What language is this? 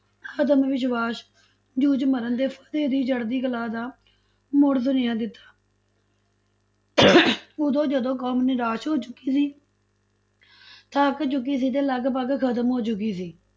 Punjabi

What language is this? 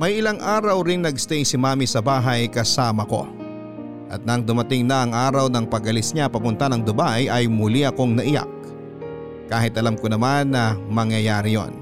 Filipino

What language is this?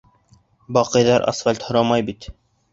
Bashkir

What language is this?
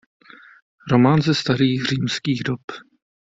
Czech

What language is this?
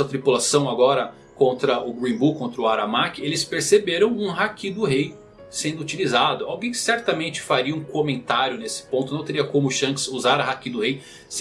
Portuguese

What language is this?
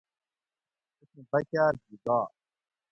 Gawri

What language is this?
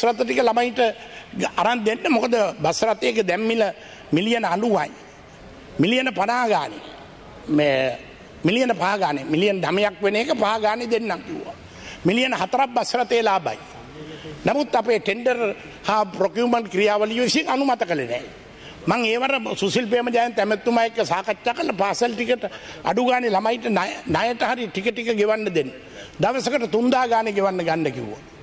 Indonesian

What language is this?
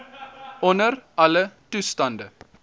Afrikaans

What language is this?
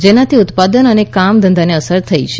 Gujarati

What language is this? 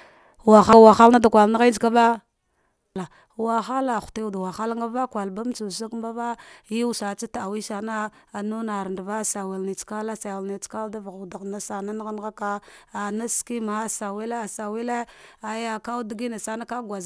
Dghwede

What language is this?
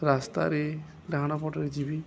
Odia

